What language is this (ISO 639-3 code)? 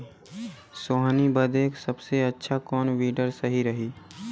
bho